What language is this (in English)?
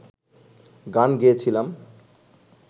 Bangla